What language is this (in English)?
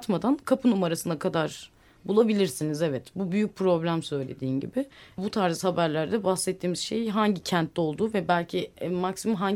Turkish